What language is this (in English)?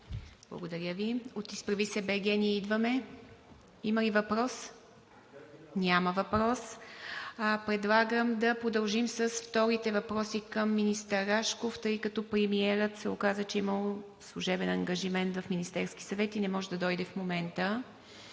Bulgarian